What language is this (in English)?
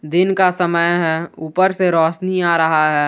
Hindi